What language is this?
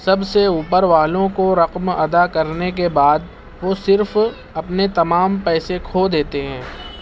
Urdu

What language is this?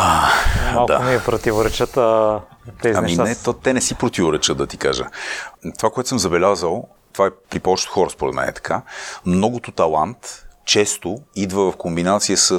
Bulgarian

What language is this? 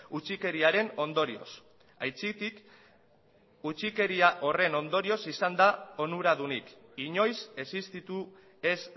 Basque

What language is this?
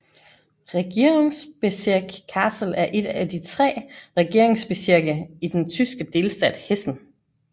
Danish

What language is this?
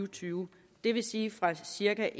Danish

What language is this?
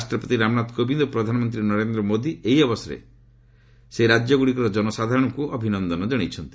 Odia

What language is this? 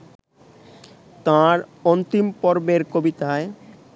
Bangla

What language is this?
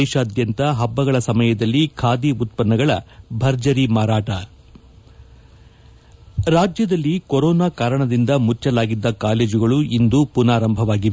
Kannada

